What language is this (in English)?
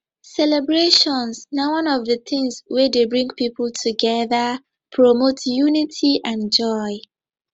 Nigerian Pidgin